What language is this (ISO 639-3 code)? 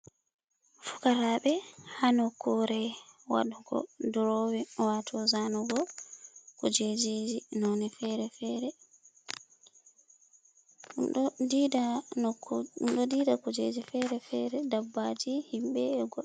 ful